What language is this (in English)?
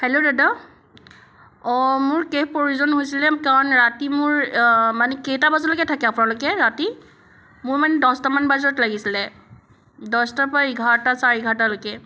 Assamese